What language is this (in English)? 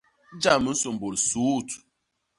Basaa